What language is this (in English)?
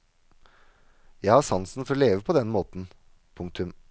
Norwegian